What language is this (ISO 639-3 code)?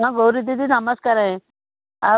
ori